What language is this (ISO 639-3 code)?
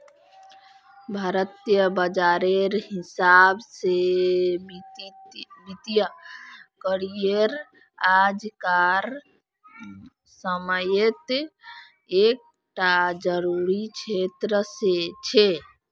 mag